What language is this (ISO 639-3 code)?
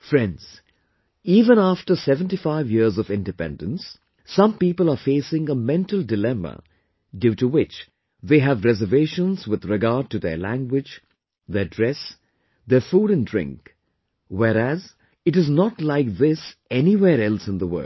eng